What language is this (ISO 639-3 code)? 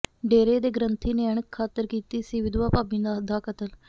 pan